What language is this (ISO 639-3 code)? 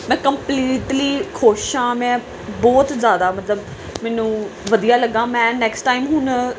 pan